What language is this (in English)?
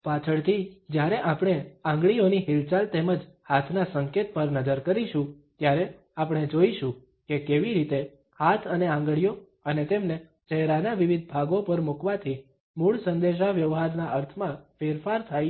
Gujarati